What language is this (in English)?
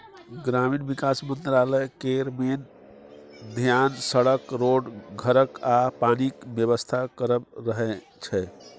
Maithili